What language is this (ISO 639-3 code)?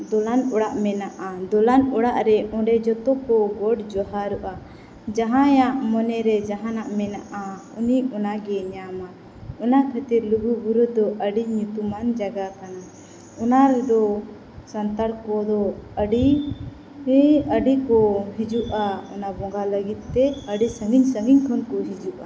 sat